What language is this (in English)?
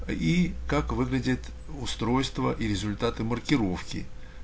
Russian